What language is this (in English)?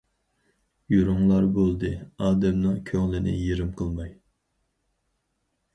Uyghur